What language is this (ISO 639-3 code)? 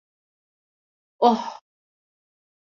tur